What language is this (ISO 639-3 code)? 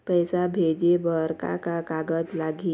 hne